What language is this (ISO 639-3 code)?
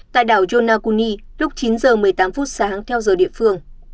vie